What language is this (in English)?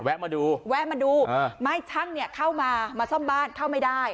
Thai